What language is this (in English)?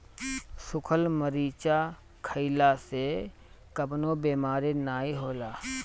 Bhojpuri